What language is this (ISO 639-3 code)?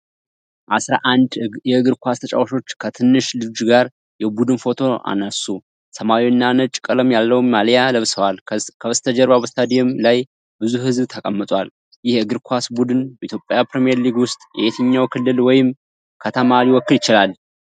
amh